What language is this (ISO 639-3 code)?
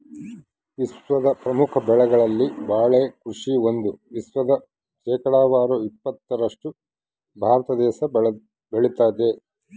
kan